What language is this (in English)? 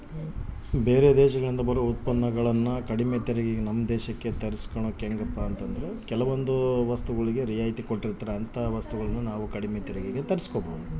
Kannada